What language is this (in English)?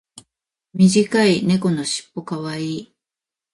Japanese